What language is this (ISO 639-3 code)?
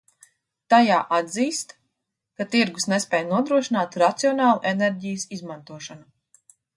lav